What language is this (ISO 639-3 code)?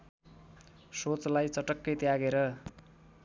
nep